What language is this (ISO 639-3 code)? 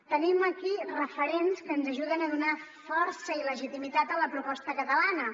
cat